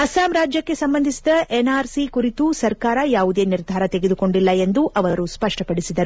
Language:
Kannada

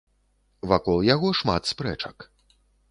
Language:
Belarusian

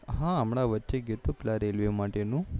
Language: Gujarati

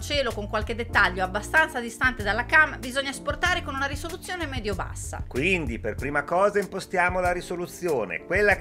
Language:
Italian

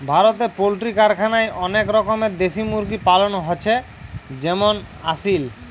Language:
Bangla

